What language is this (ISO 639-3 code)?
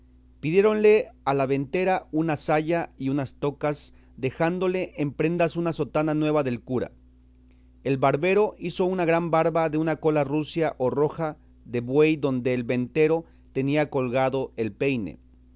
spa